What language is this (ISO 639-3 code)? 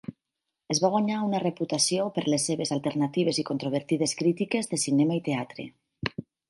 cat